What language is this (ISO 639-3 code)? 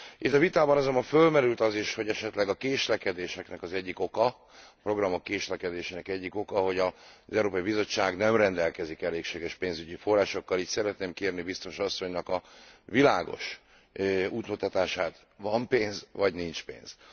hun